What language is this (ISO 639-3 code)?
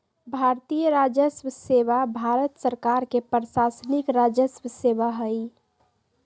mag